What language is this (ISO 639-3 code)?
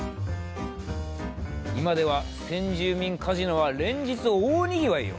jpn